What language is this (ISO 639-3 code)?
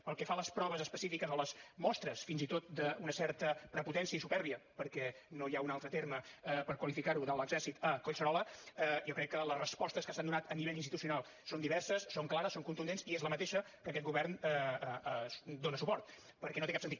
cat